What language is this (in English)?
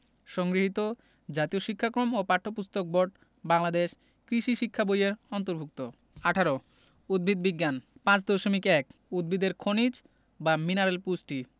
Bangla